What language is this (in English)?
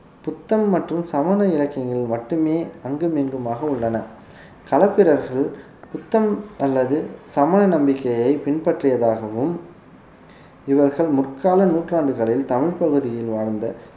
Tamil